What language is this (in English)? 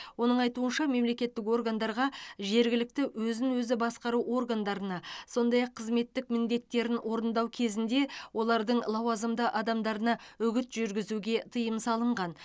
Kazakh